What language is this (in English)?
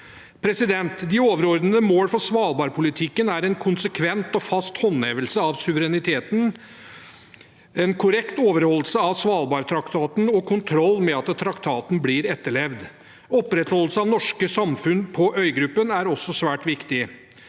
Norwegian